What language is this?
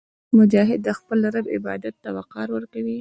Pashto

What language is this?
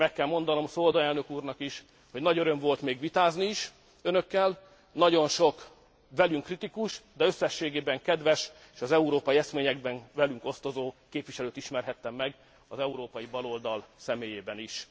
Hungarian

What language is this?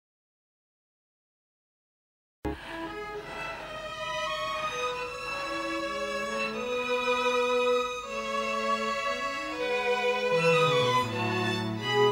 Spanish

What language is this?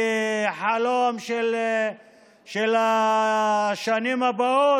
Hebrew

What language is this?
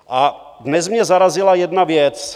Czech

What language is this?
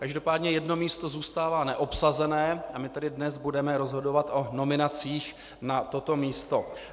Czech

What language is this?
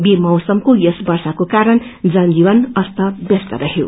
Nepali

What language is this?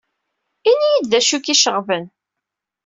Kabyle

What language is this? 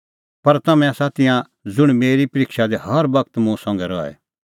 Kullu Pahari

